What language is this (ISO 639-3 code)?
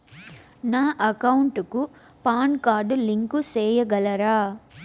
tel